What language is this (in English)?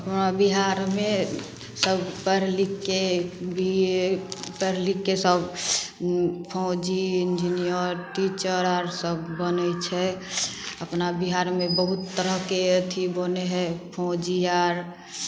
Maithili